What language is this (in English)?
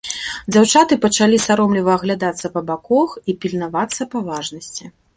Belarusian